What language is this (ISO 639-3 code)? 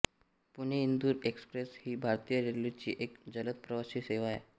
mar